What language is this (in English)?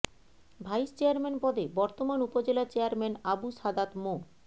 Bangla